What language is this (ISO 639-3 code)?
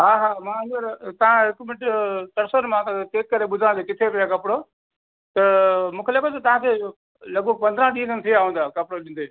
snd